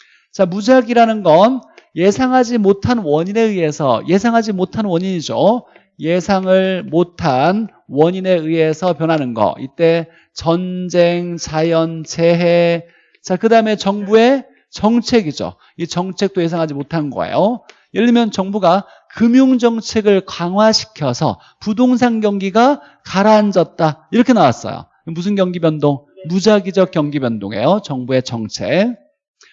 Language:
Korean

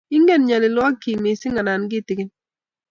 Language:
Kalenjin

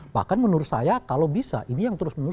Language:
Indonesian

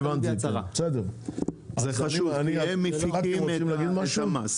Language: Hebrew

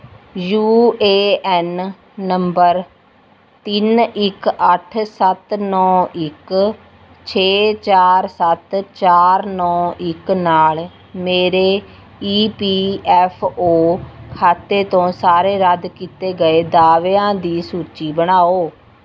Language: Punjabi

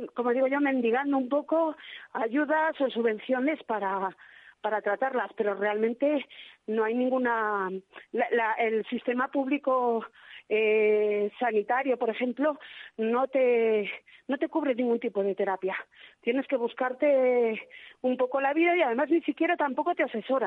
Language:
Spanish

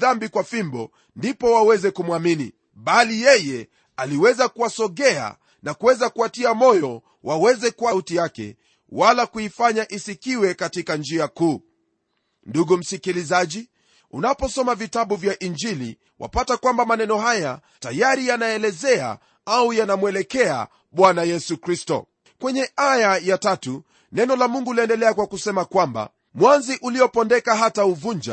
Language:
Swahili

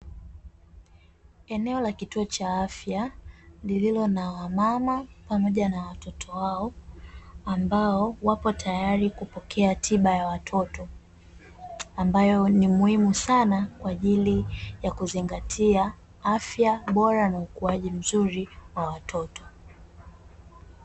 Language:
Swahili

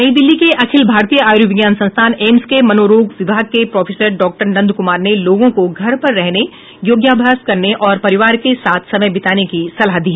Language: Hindi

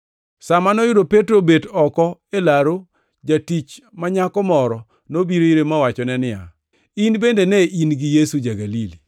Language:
Luo (Kenya and Tanzania)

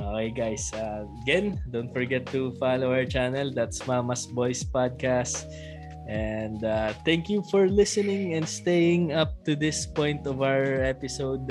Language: Filipino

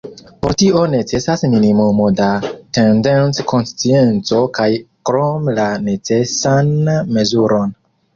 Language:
Esperanto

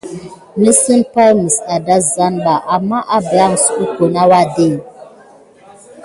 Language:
Gidar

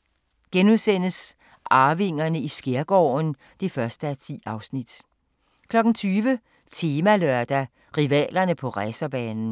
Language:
Danish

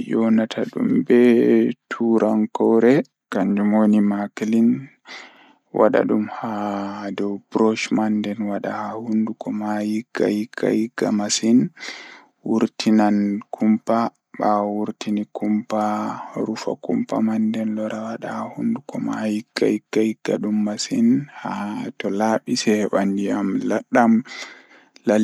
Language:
Fula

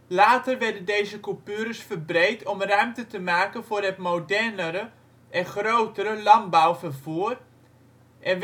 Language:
Dutch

